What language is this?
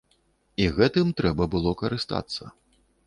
Belarusian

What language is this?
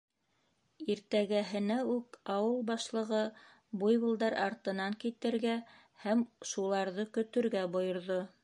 Bashkir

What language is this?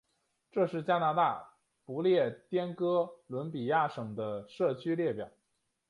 Chinese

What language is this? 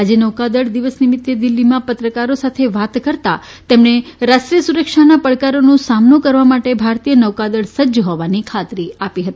Gujarati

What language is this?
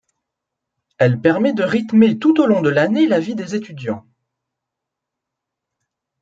French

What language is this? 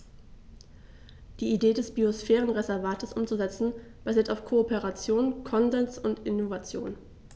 German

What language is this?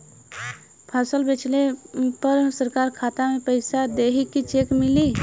Bhojpuri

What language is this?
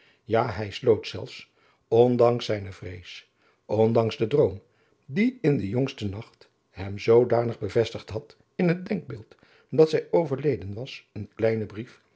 Dutch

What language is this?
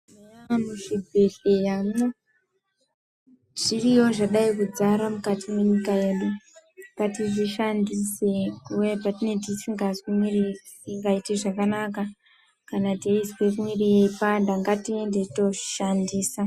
Ndau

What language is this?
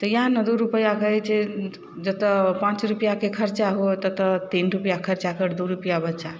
Maithili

